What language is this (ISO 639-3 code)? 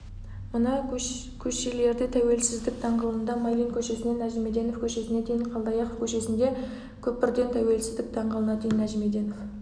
kaz